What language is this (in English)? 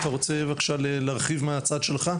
Hebrew